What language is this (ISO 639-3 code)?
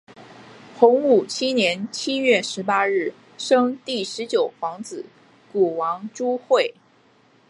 zho